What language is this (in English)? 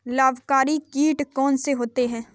Hindi